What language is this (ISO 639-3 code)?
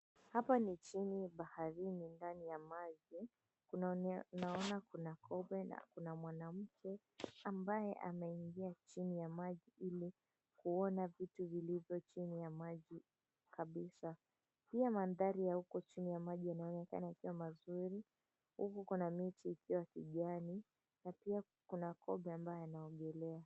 swa